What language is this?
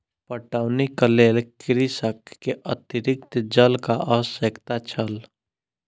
Maithili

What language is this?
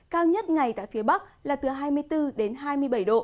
Vietnamese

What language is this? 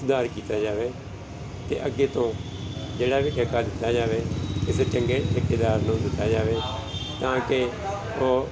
Punjabi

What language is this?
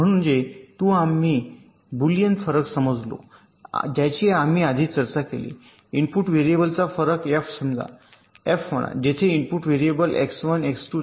Marathi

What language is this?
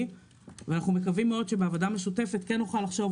Hebrew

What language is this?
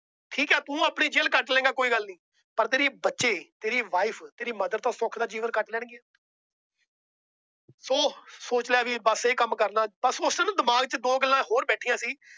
Punjabi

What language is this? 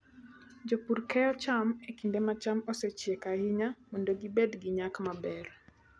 Luo (Kenya and Tanzania)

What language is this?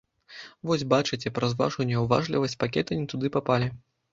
Belarusian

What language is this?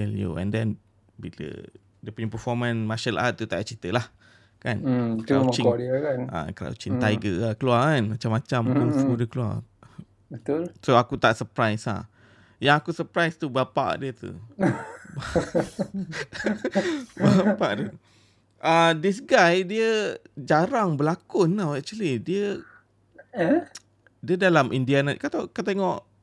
Malay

